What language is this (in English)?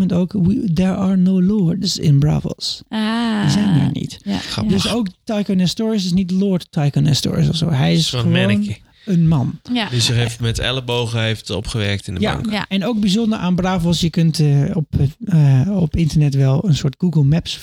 Dutch